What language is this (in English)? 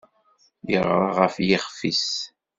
Kabyle